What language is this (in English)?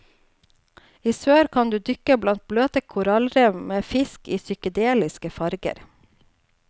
Norwegian